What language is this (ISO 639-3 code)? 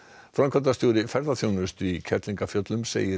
isl